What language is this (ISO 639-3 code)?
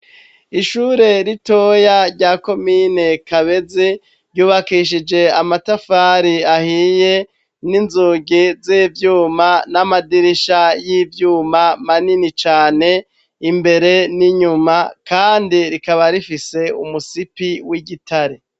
run